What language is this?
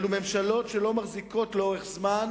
Hebrew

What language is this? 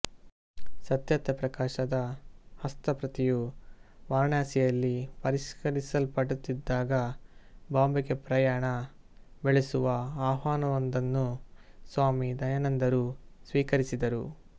Kannada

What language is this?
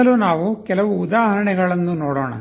Kannada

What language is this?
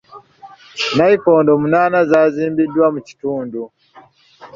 Ganda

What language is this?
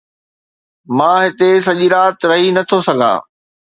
Sindhi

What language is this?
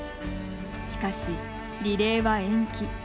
Japanese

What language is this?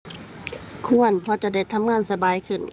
Thai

